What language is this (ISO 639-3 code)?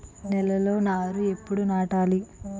tel